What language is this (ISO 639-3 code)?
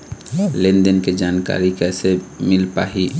hne